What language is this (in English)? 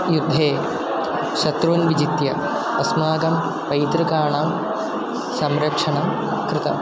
Sanskrit